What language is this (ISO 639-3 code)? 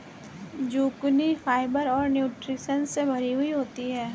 hin